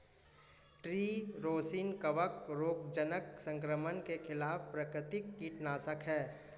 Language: Hindi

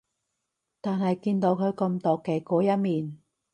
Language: Cantonese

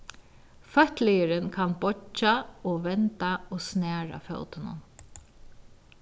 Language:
Faroese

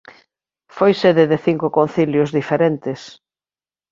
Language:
Galician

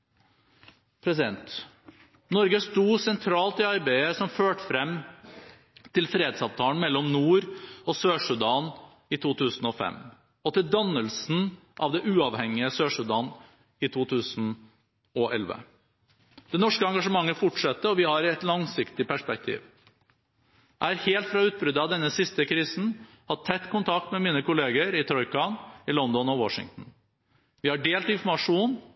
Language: Norwegian Bokmål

